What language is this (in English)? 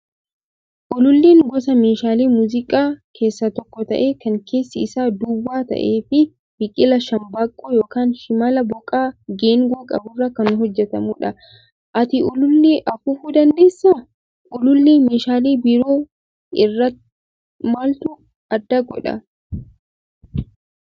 Oromo